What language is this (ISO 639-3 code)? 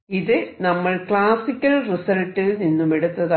mal